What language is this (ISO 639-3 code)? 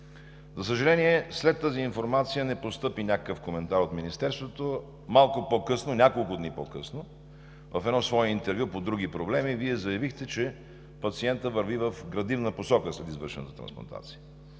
bul